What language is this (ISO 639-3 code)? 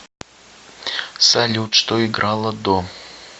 rus